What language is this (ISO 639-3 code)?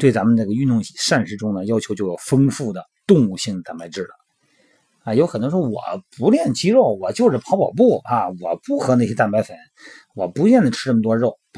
zho